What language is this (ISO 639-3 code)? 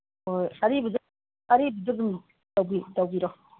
mni